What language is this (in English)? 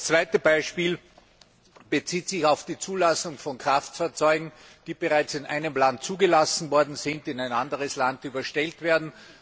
German